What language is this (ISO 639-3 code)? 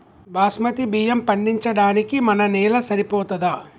tel